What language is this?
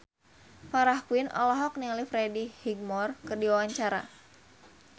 Sundanese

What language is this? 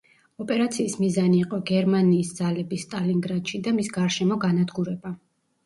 Georgian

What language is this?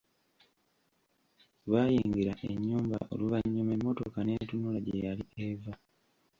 Ganda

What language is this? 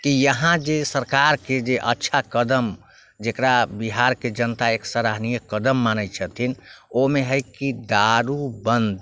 Maithili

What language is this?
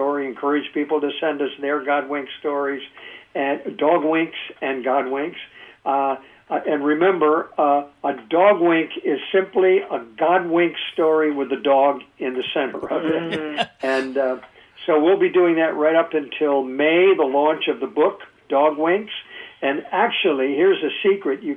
English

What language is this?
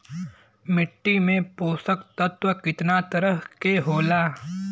Bhojpuri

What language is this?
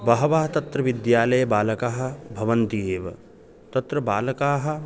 Sanskrit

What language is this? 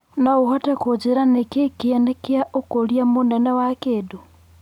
Kikuyu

